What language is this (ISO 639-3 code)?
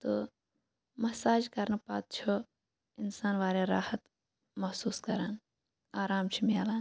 kas